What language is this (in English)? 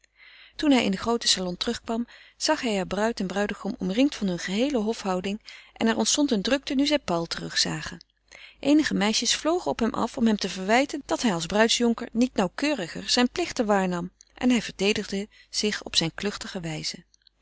Dutch